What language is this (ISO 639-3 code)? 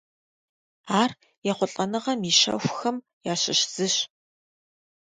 kbd